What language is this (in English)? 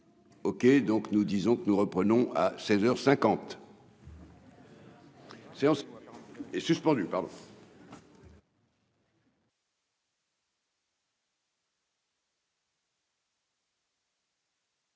French